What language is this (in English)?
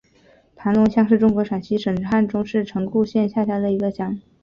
Chinese